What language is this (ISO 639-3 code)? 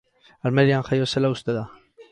eus